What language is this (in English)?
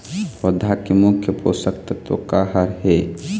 Chhattisgarhi